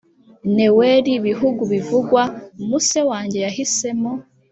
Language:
Kinyarwanda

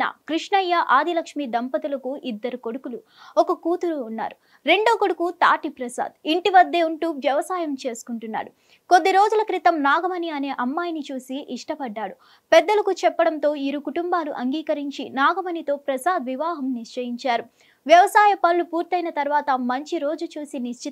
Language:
Telugu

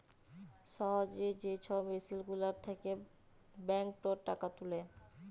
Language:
Bangla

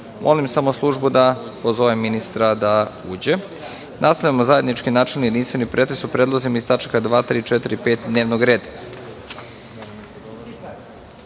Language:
Serbian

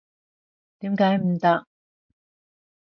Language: Cantonese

